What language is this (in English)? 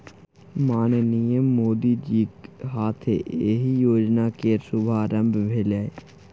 Maithili